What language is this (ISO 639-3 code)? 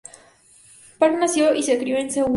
spa